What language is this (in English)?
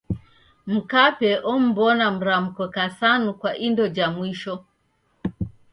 Taita